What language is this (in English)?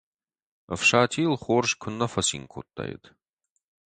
Ossetic